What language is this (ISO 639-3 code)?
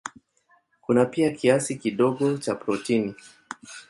swa